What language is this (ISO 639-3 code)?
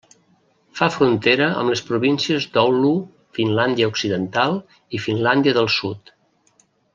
cat